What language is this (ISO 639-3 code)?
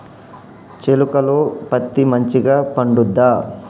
tel